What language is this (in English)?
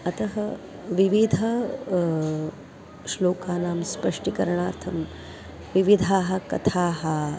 Sanskrit